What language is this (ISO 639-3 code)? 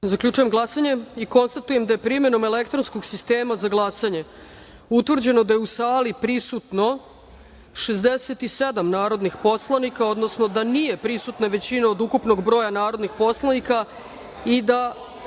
srp